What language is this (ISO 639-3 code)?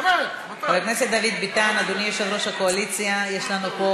heb